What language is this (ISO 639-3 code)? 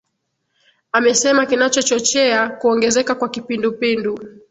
swa